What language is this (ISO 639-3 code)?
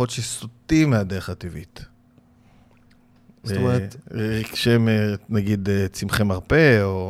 heb